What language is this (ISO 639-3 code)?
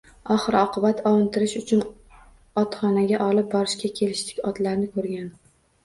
uzb